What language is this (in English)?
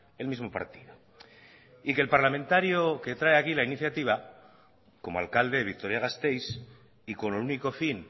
Spanish